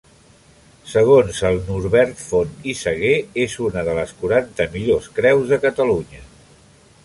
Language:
Catalan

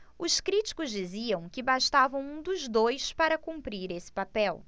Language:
Portuguese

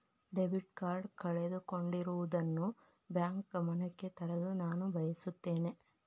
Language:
Kannada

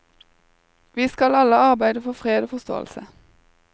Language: Norwegian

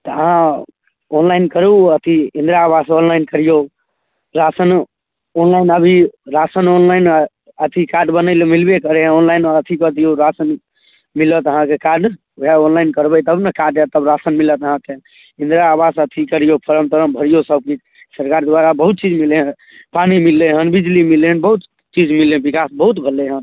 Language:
Maithili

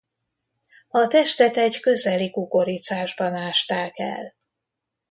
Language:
Hungarian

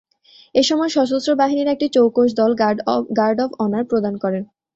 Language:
Bangla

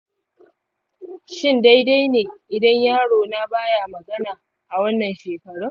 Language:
Hausa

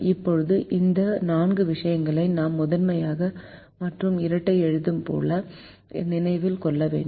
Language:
Tamil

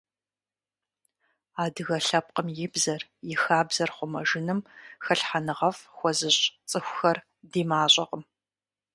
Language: Kabardian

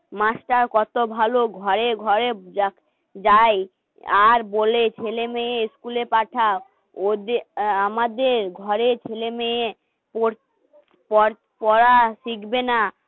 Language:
Bangla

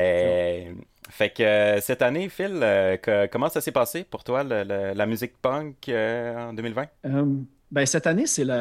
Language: French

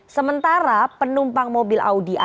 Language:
Indonesian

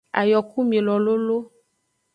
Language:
Aja (Benin)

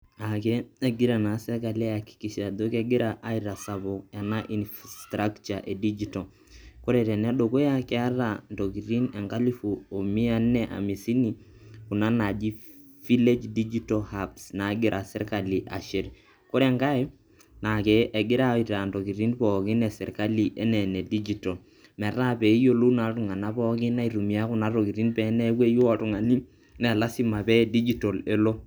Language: Masai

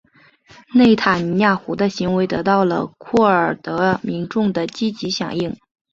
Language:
Chinese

